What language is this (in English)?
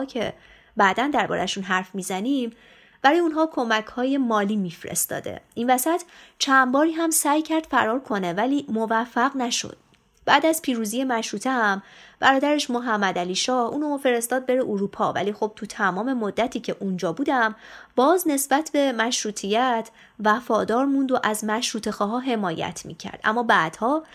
Persian